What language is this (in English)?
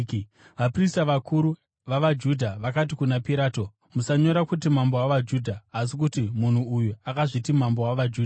Shona